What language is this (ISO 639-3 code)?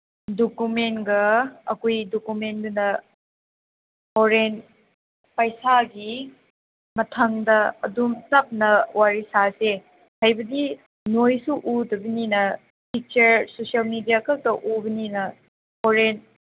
mni